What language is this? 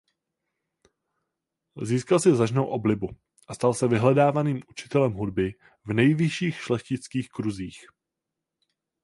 Czech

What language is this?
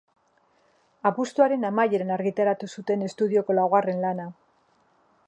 Basque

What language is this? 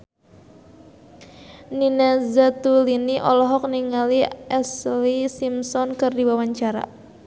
Sundanese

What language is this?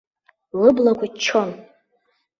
Abkhazian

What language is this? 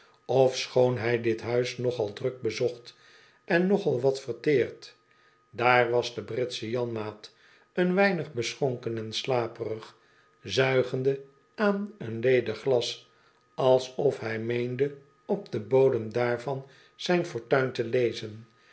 Dutch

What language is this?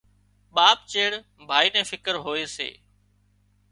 Wadiyara Koli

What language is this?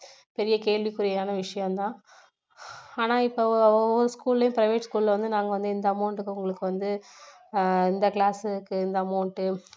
Tamil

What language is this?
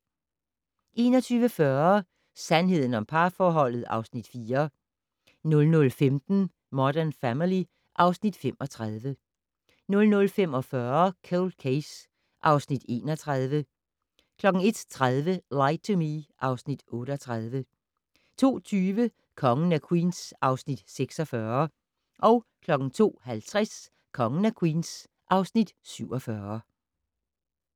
Danish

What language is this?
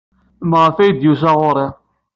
Kabyle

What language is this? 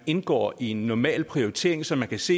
Danish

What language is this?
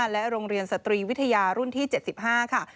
Thai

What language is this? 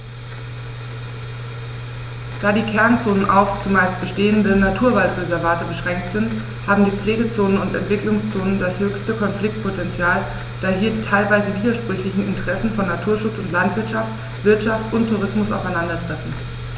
German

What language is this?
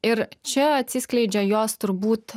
Lithuanian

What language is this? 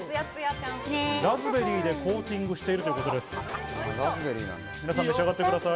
Japanese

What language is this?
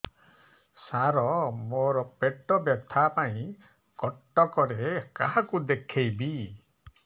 Odia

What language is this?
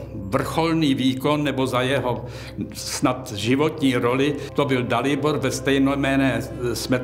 Czech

